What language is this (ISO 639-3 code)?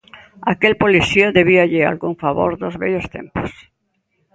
glg